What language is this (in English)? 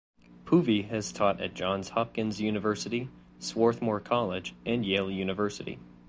English